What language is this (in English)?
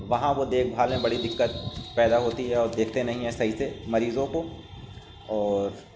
Urdu